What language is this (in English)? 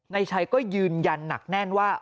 Thai